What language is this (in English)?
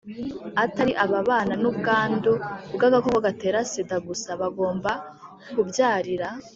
Kinyarwanda